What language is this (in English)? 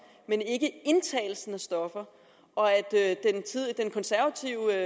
Danish